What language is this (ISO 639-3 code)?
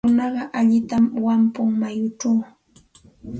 qxt